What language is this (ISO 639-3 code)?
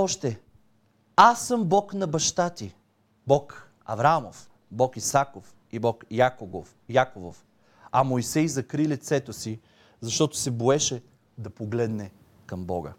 bul